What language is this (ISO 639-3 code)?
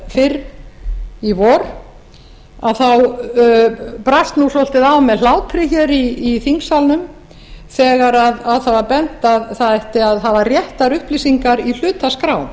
isl